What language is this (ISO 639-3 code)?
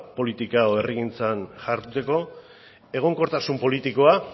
eus